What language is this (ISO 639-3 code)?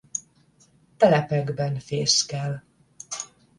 hun